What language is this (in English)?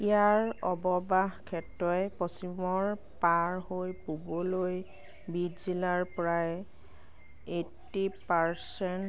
Assamese